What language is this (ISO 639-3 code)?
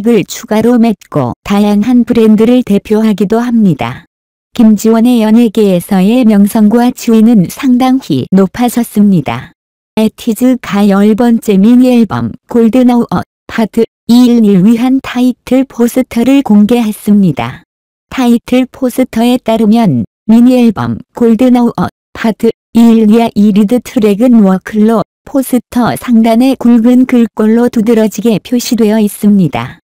kor